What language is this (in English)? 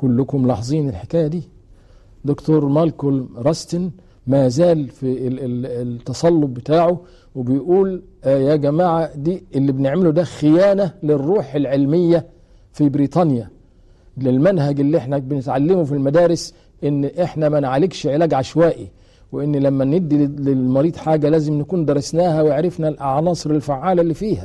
Arabic